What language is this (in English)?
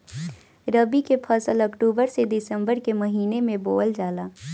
Bhojpuri